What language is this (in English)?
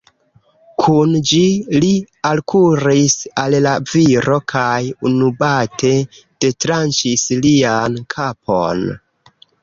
Esperanto